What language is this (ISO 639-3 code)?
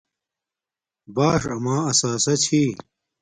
dmk